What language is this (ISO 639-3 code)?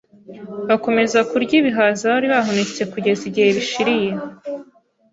kin